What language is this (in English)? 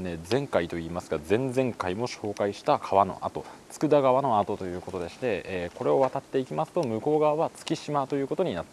Japanese